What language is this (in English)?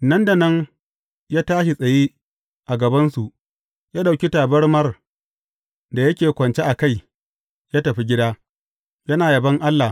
Hausa